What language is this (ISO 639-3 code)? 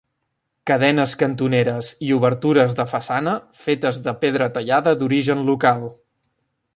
cat